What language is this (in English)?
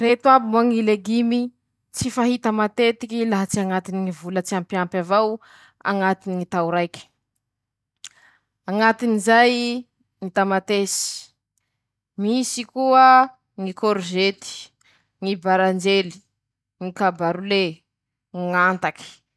Masikoro Malagasy